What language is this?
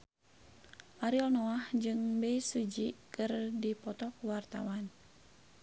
Sundanese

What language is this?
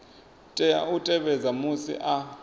Venda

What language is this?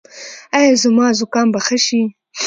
Pashto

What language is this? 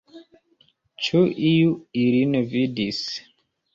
Esperanto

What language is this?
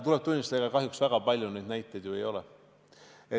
Estonian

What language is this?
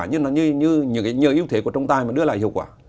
Vietnamese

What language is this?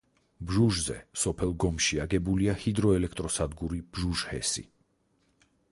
Georgian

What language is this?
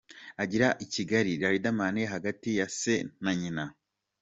Kinyarwanda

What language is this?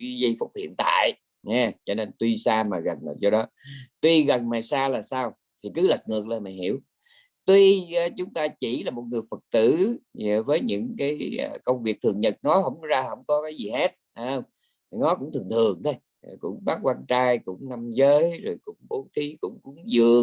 Vietnamese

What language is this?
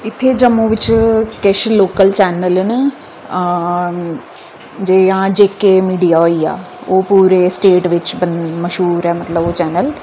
Dogri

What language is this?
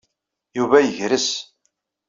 Kabyle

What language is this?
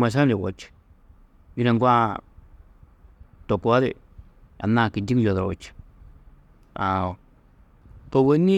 Tedaga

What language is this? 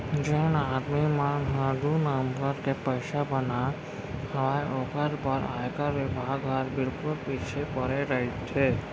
Chhattisgarhi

